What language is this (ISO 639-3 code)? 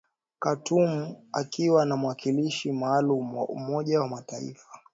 swa